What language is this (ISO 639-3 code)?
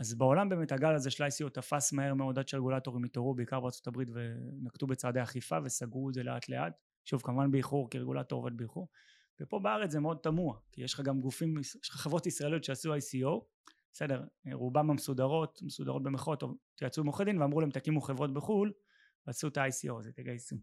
heb